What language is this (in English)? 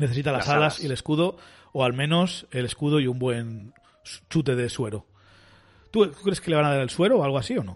Spanish